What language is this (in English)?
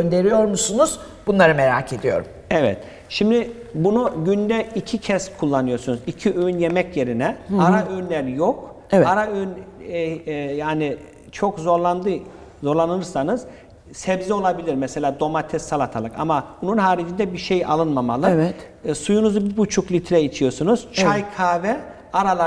Turkish